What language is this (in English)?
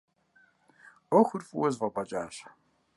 Kabardian